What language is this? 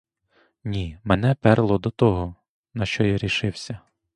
Ukrainian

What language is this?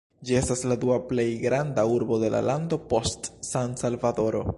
Esperanto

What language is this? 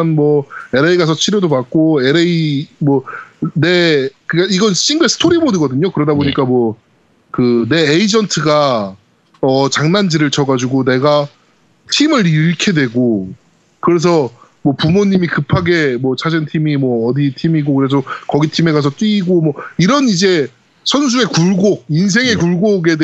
Korean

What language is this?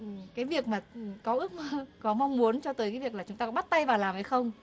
Vietnamese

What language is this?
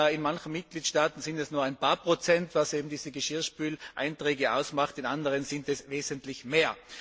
German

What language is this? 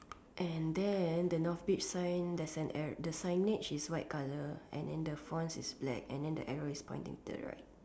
English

